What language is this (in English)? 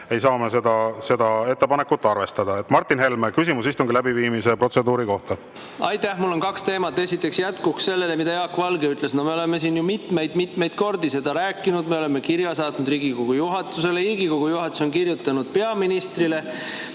Estonian